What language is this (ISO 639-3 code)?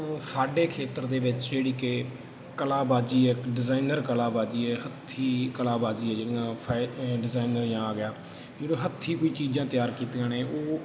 pan